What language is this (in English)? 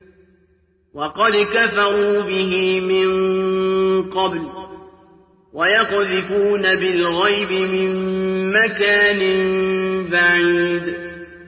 Arabic